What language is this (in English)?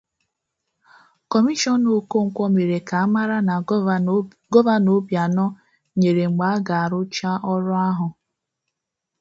Igbo